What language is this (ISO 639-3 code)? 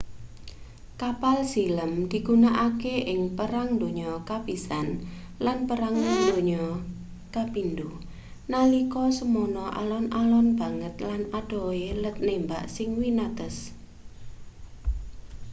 jav